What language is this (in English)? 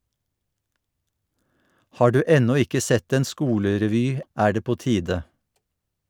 Norwegian